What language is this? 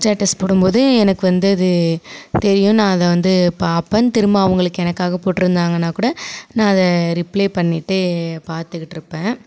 Tamil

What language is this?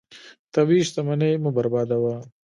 Pashto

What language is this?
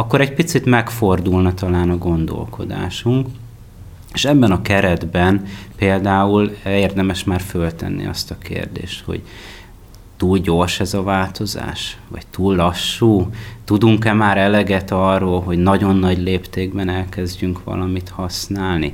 Hungarian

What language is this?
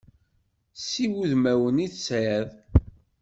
Kabyle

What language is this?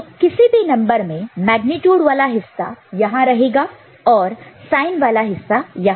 Hindi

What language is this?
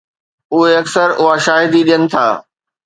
Sindhi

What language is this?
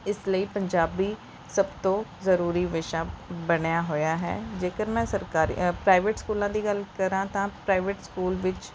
Punjabi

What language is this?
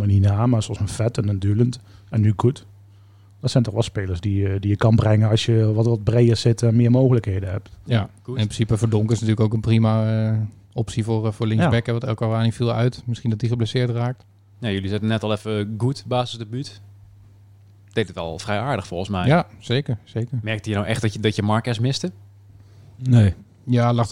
Dutch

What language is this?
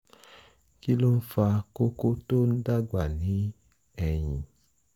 Yoruba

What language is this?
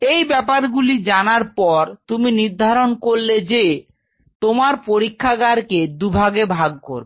Bangla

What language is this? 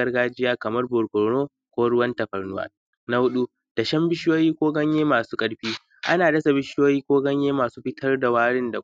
Hausa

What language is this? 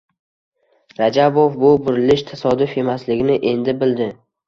Uzbek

